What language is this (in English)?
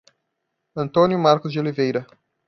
Portuguese